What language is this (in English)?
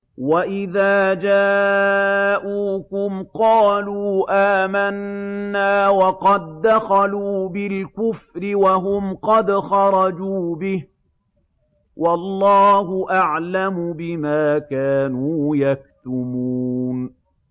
Arabic